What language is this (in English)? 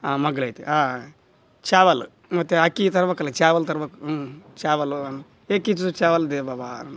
Kannada